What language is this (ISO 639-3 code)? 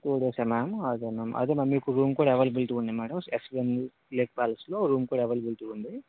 tel